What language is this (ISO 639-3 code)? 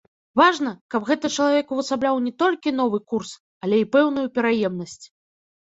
bel